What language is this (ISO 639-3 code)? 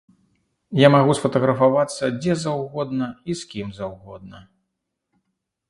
bel